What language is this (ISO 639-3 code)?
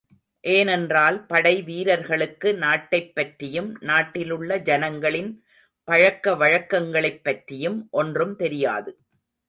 tam